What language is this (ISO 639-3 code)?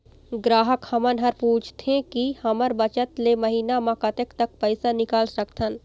hne